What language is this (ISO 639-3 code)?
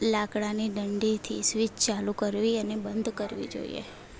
guj